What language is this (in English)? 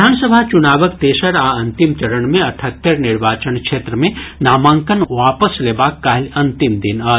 Maithili